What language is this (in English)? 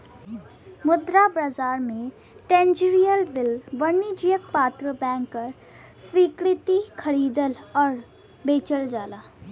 Bhojpuri